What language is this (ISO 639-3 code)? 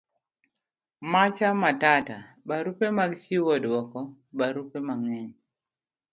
luo